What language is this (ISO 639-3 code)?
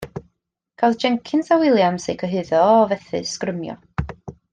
cym